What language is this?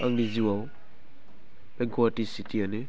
Bodo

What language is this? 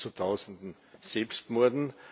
German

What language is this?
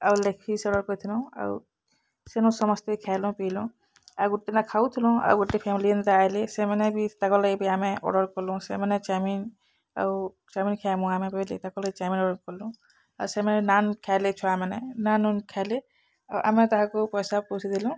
Odia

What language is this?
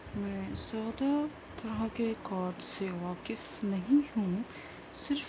Urdu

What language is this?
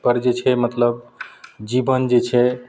Maithili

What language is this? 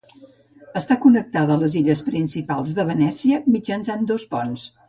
Catalan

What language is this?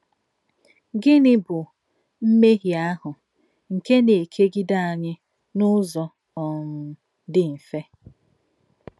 Igbo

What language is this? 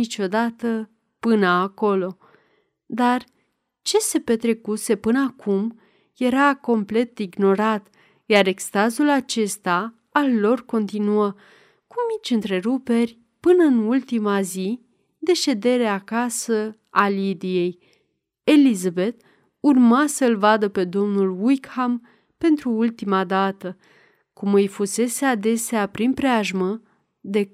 Romanian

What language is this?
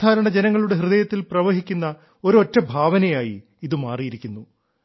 Malayalam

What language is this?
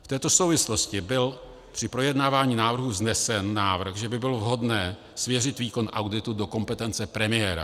Czech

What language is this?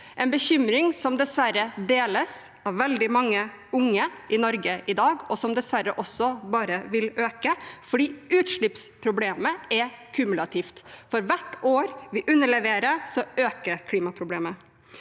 Norwegian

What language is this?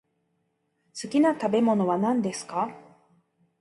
Japanese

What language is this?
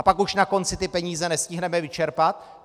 Czech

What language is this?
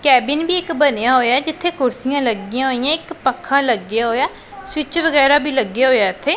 Punjabi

